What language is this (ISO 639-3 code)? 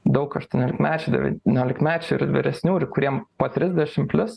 lit